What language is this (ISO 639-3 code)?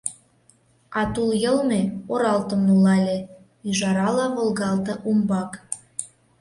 chm